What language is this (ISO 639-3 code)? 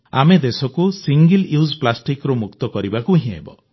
ori